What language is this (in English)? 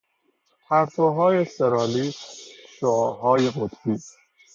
Persian